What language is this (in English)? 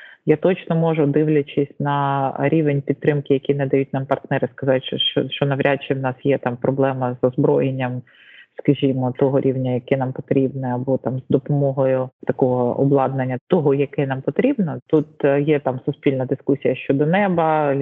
Ukrainian